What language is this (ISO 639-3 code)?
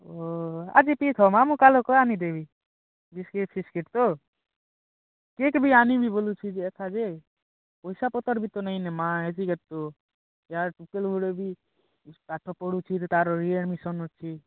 ori